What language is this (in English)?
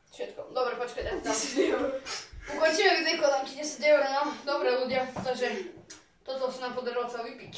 Polish